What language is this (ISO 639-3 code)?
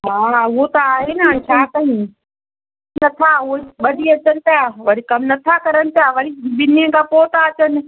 snd